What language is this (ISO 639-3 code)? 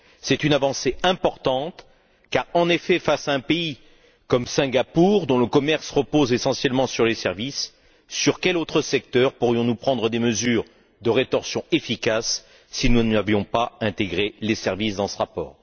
fra